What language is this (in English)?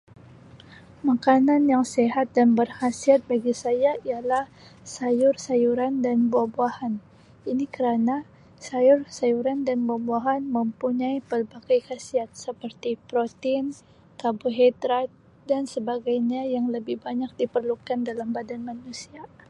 Sabah Malay